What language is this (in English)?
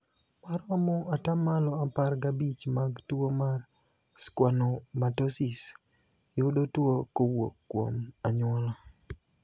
Luo (Kenya and Tanzania)